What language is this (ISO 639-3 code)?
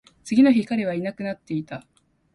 jpn